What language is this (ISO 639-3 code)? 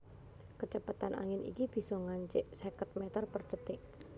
jav